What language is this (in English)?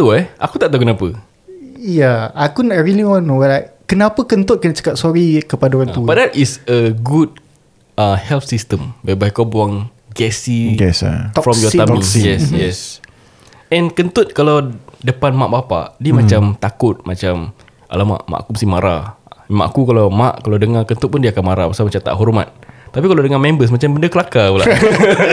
Malay